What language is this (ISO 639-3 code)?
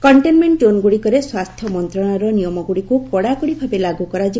ori